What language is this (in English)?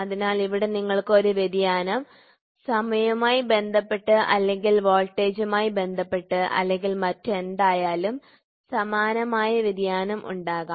Malayalam